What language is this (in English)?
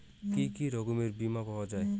Bangla